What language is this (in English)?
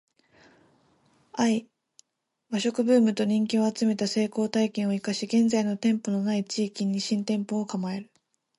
Japanese